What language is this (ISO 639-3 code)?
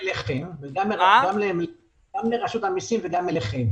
heb